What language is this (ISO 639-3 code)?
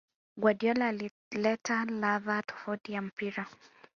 swa